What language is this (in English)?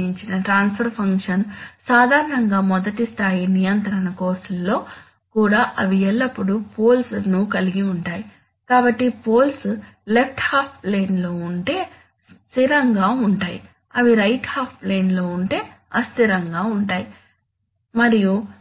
Telugu